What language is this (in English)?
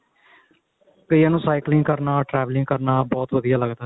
Punjabi